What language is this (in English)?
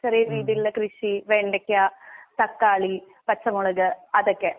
Malayalam